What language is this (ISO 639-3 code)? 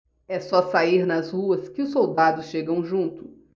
por